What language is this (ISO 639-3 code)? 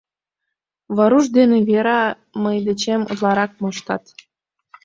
chm